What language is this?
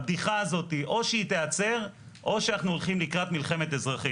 Hebrew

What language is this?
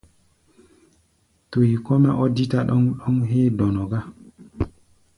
Gbaya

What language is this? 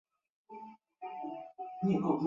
Chinese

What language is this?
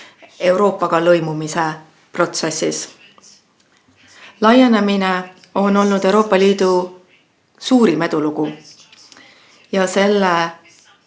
Estonian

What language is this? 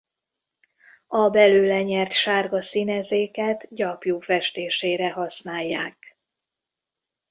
Hungarian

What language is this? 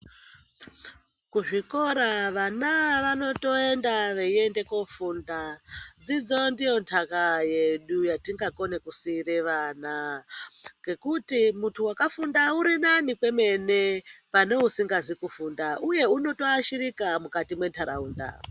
Ndau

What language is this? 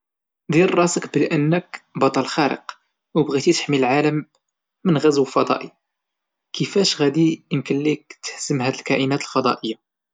Moroccan Arabic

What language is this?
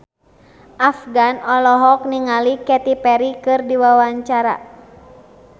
Sundanese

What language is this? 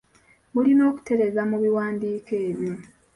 Ganda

